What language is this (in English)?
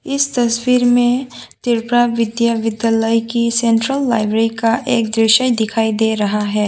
Hindi